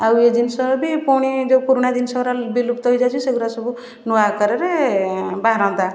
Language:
Odia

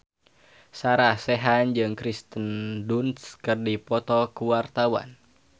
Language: Sundanese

